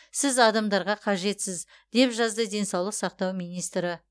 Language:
Kazakh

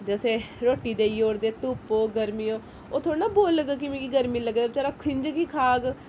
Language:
Dogri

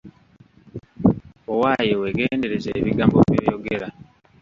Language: Ganda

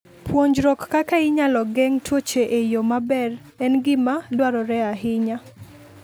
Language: Luo (Kenya and Tanzania)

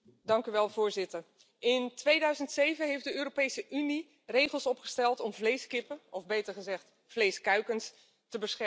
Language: Dutch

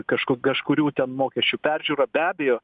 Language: Lithuanian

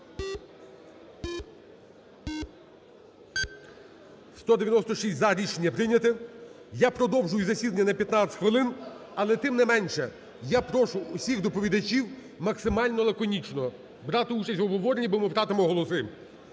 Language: Ukrainian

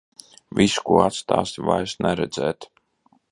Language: Latvian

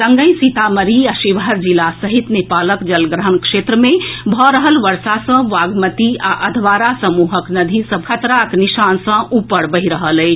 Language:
Maithili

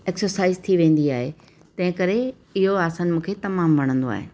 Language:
Sindhi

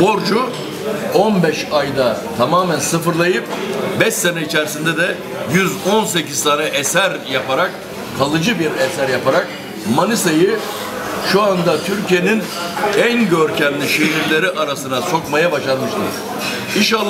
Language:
Turkish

